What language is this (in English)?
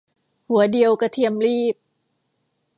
Thai